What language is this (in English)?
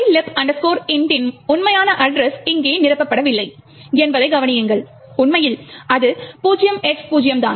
Tamil